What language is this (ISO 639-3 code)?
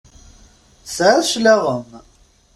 kab